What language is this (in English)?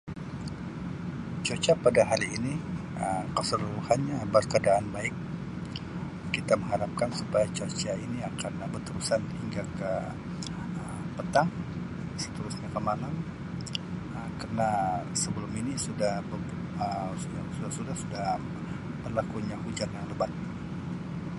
Sabah Malay